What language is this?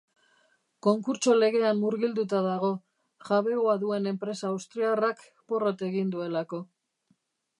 Basque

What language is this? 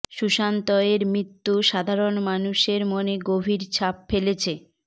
Bangla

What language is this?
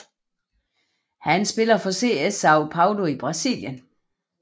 Danish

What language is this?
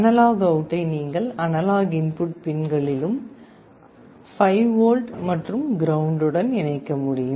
Tamil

